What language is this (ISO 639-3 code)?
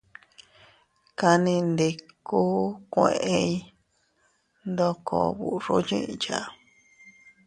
cut